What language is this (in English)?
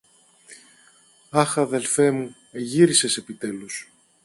Greek